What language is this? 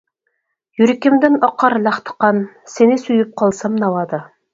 Uyghur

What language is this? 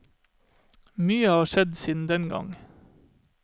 Norwegian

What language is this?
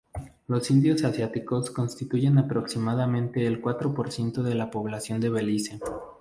Spanish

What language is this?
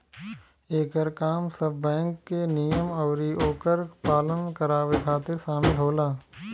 Bhojpuri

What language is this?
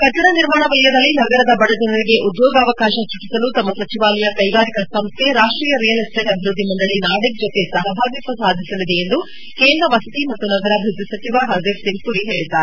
Kannada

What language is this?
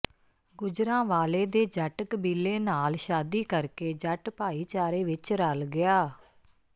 Punjabi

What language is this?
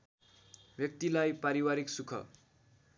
Nepali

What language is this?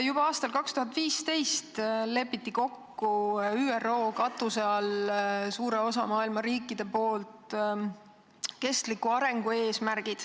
Estonian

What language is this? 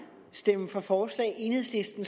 Danish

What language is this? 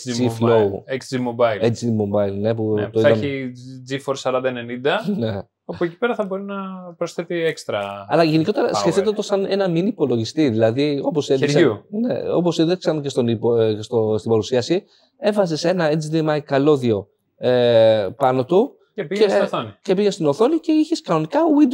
Greek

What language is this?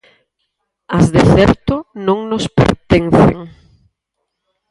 Galician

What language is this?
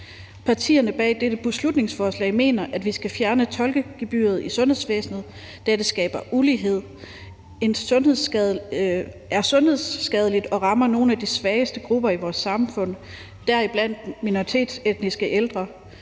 Danish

